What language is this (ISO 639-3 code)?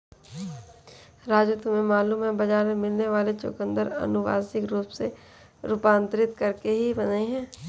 hin